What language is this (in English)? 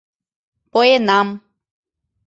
Mari